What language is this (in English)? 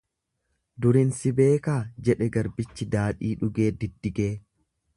Oromo